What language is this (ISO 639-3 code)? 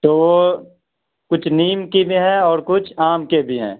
urd